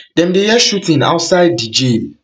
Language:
Nigerian Pidgin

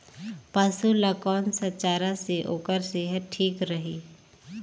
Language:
Chhattisgarhi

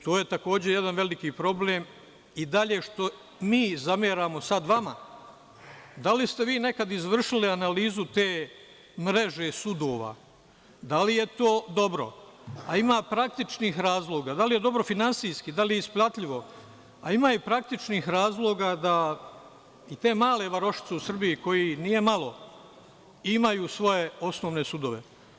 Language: Serbian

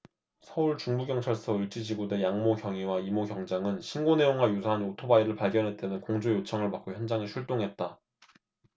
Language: Korean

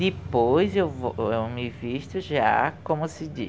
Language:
Portuguese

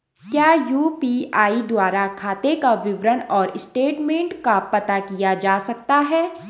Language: Hindi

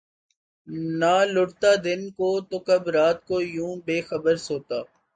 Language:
Urdu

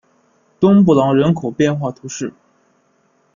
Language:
Chinese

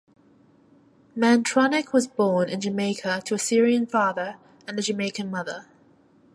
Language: English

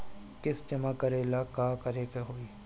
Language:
Bhojpuri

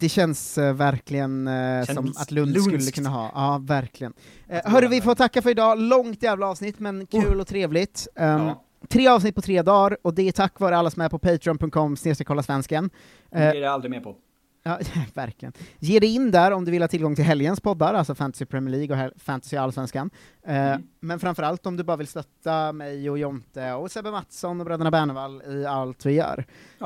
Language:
Swedish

